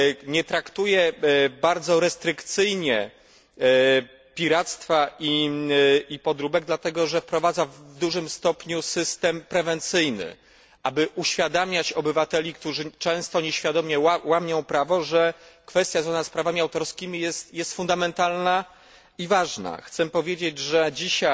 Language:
Polish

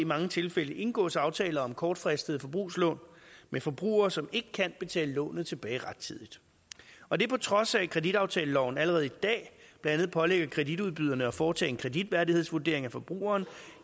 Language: Danish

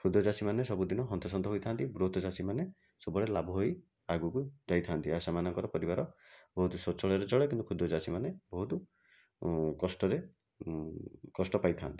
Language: Odia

